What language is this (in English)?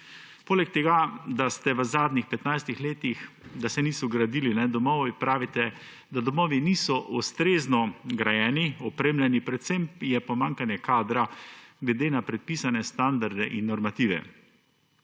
Slovenian